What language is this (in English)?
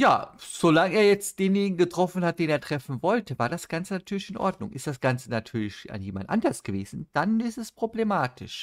German